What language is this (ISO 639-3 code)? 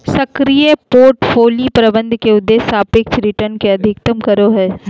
mag